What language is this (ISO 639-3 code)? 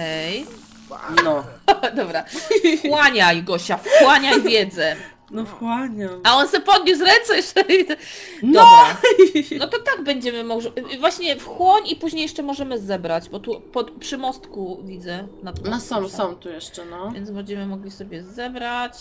pol